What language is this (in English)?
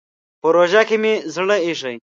Pashto